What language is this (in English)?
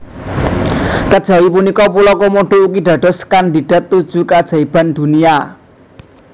Javanese